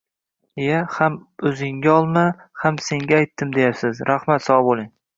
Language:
Uzbek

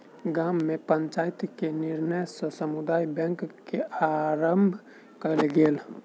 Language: Maithili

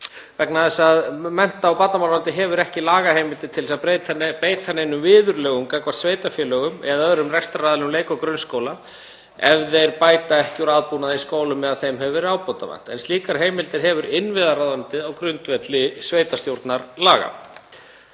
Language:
Icelandic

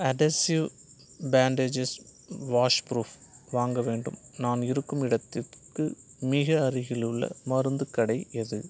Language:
Tamil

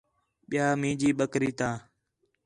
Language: Khetrani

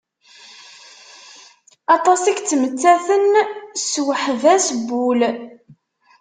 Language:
Kabyle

